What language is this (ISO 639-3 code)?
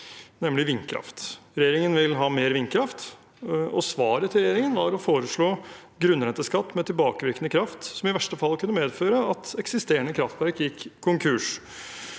nor